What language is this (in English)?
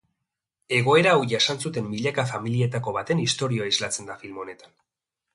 Basque